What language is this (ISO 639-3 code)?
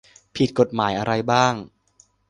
tha